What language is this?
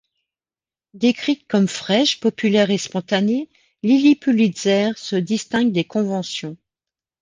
French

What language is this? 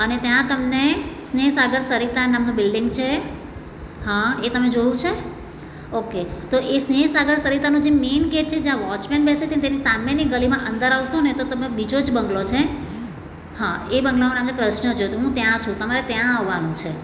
Gujarati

